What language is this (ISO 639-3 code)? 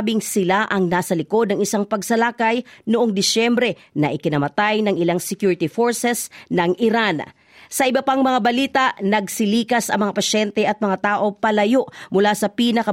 fil